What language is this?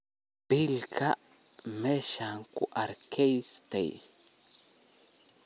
Somali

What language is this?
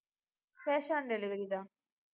Tamil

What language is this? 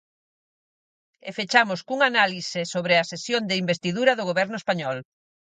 Galician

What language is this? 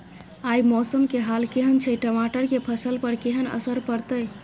Maithili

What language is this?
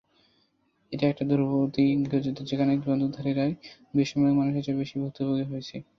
Bangla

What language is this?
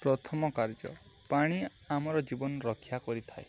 Odia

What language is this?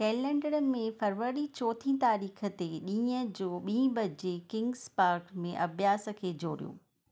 Sindhi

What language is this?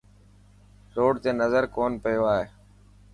Dhatki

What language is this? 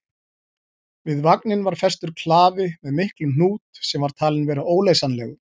Icelandic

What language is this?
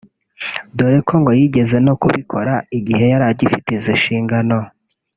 Kinyarwanda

